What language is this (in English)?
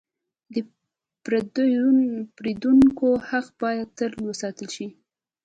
Pashto